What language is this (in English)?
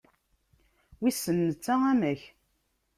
Kabyle